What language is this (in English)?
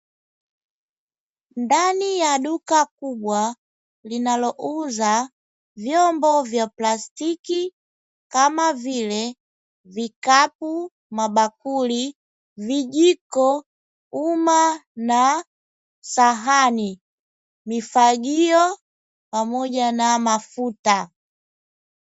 Swahili